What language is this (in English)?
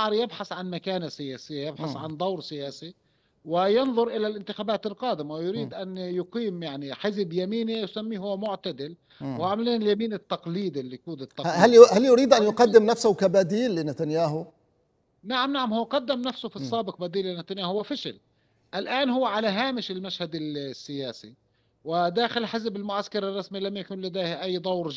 Arabic